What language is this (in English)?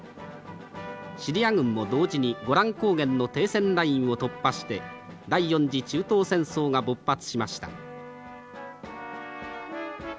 Japanese